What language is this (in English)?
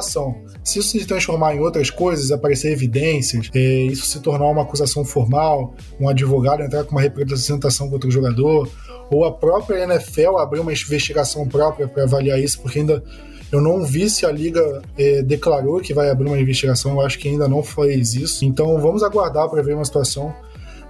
Portuguese